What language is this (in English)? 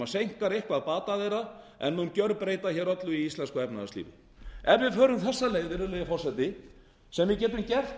Icelandic